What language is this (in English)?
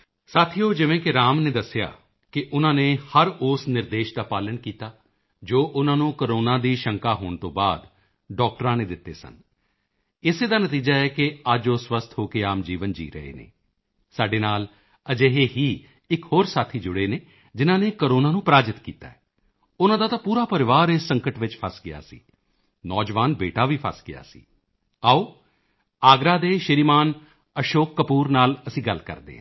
Punjabi